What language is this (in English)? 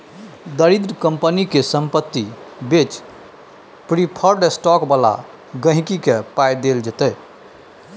Maithili